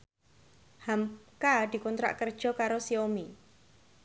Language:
Javanese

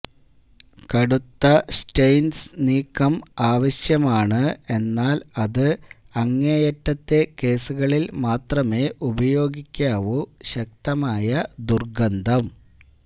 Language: Malayalam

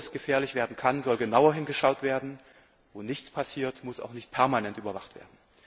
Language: German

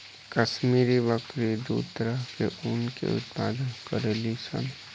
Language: Bhojpuri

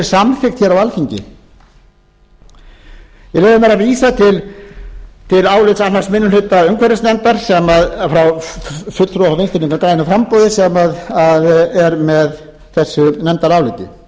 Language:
Icelandic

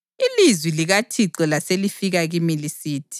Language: North Ndebele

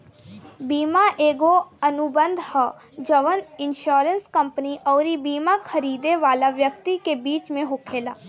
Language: Bhojpuri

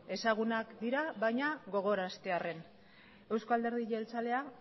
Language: Basque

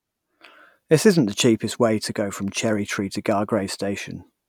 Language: English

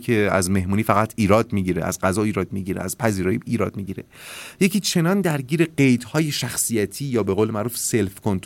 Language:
Persian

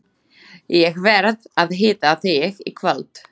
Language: Icelandic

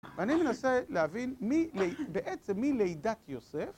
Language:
Hebrew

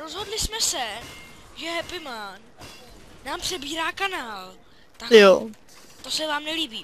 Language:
Czech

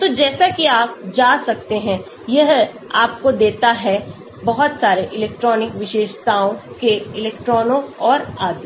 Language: Hindi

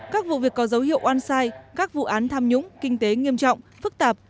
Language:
Vietnamese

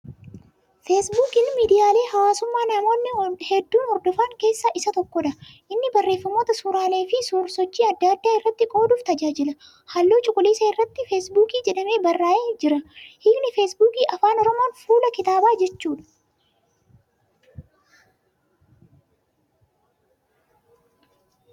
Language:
Oromo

